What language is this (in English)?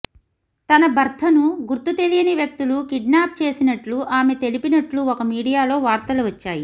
Telugu